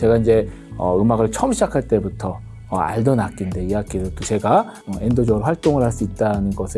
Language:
Korean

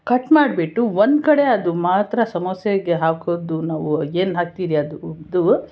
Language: Kannada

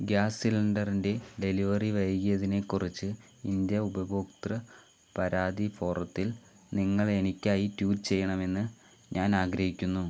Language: Malayalam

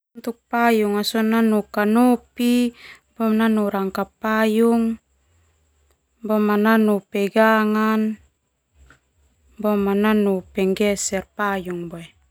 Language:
Termanu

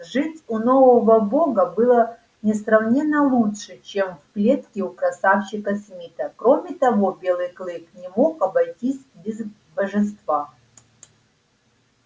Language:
Russian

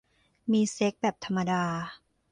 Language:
Thai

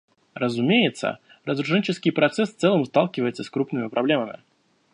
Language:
Russian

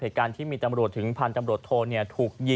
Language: Thai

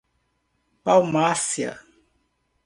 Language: Portuguese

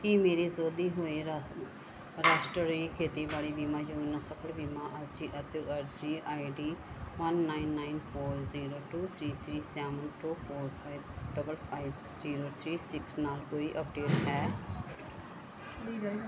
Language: Punjabi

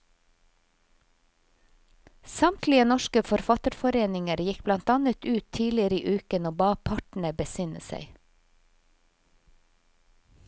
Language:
Norwegian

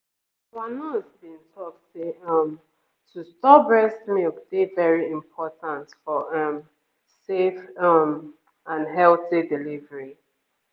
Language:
Nigerian Pidgin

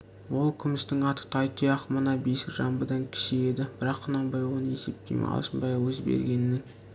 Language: Kazakh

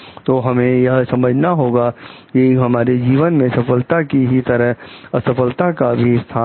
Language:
Hindi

